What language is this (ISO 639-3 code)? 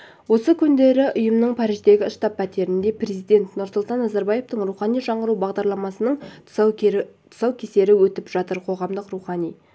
kaz